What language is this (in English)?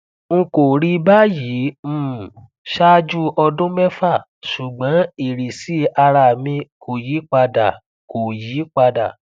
Yoruba